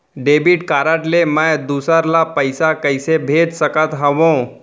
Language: Chhattisgarhi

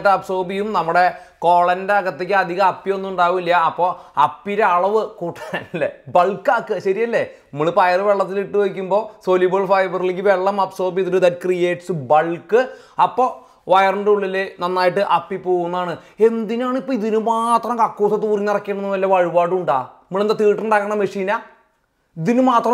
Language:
Malayalam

